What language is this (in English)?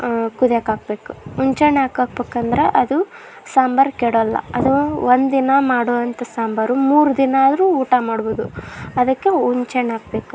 Kannada